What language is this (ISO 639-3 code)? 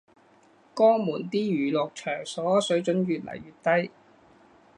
yue